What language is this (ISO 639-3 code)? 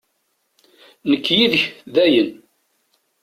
kab